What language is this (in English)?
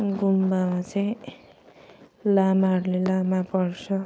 Nepali